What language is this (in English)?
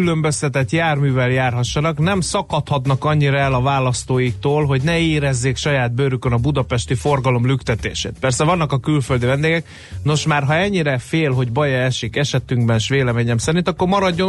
Hungarian